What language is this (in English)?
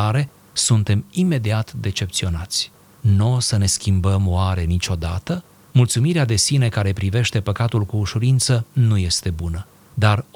Romanian